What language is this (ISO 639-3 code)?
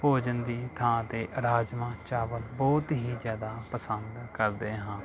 pan